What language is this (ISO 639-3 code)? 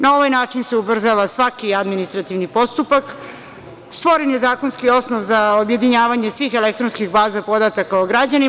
srp